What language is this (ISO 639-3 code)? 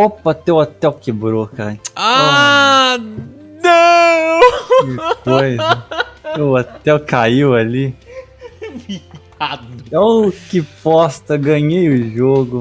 por